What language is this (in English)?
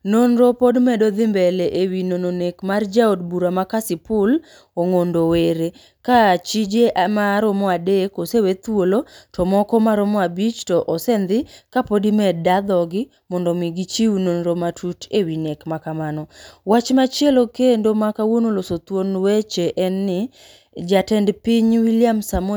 Luo (Kenya and Tanzania)